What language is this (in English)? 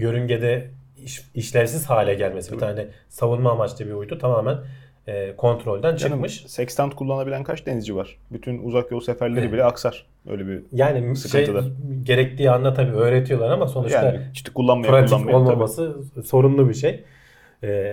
Turkish